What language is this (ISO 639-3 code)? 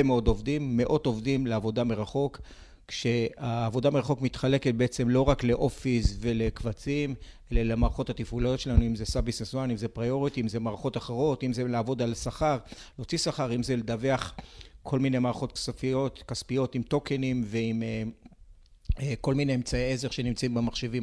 heb